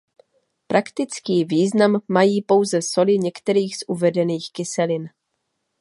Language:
Czech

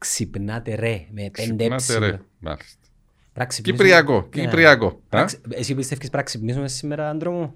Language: Greek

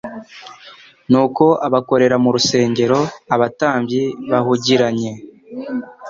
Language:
Kinyarwanda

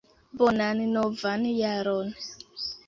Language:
Esperanto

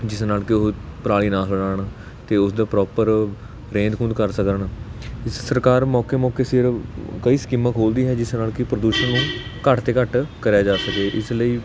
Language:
Punjabi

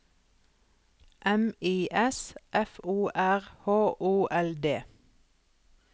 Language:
Norwegian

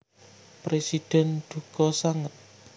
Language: Javanese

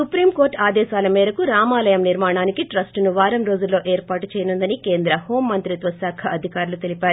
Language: Telugu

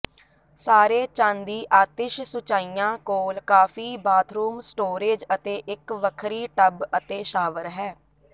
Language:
Punjabi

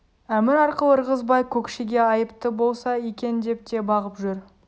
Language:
Kazakh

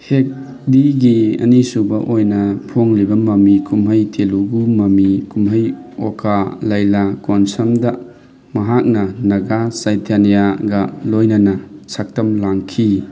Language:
Manipuri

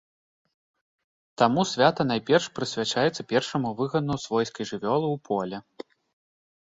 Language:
Belarusian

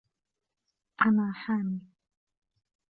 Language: Arabic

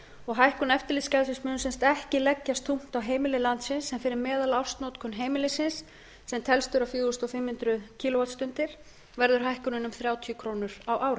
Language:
Icelandic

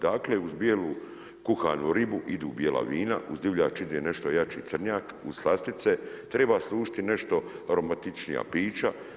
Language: Croatian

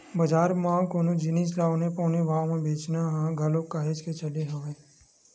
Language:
Chhattisgarhi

